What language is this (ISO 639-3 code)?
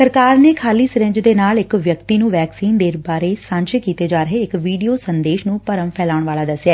pan